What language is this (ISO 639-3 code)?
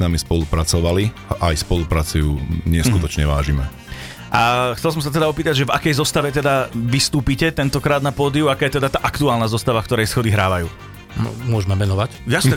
slk